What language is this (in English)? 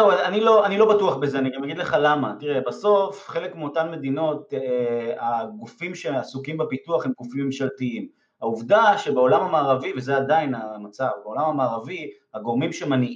Hebrew